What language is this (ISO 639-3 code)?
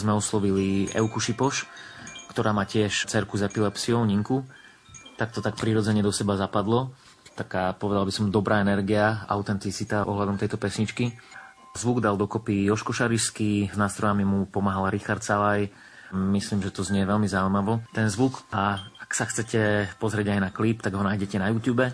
slk